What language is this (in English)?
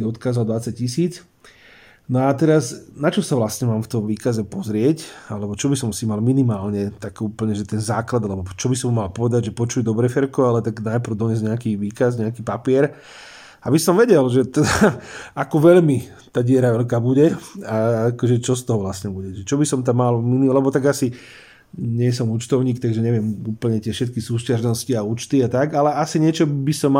Slovak